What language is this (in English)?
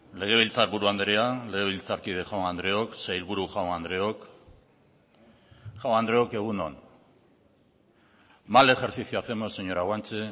Basque